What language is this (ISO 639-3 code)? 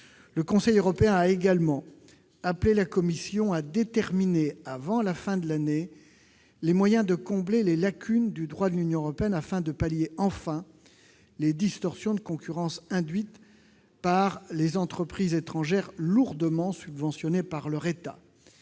fra